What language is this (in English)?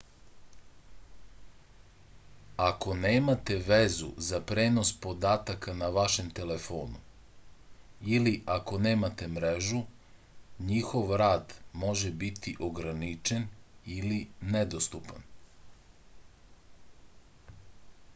Serbian